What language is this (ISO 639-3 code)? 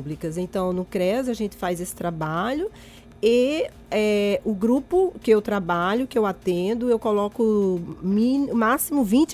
por